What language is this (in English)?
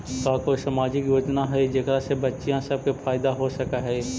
Magahi